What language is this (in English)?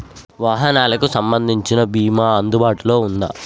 Telugu